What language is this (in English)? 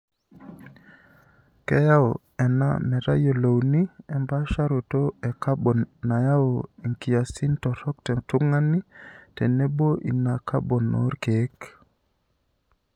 Masai